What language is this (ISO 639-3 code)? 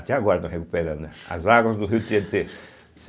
por